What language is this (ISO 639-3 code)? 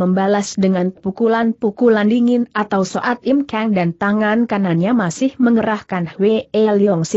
ind